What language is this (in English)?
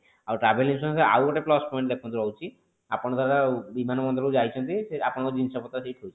Odia